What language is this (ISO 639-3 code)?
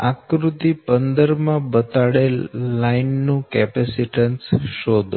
guj